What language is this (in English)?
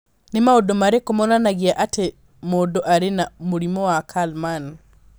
Kikuyu